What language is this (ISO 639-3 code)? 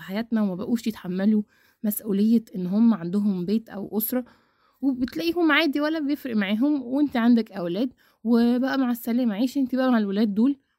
ara